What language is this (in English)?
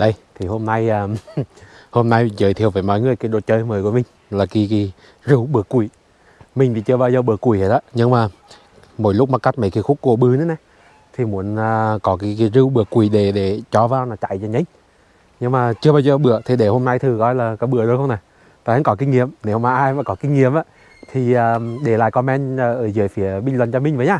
Vietnamese